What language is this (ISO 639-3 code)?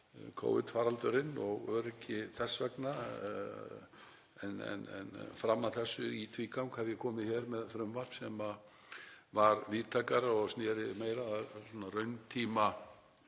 isl